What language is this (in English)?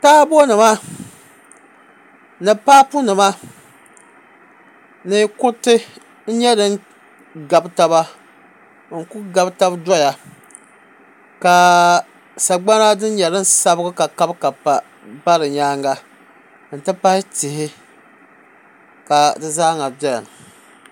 Dagbani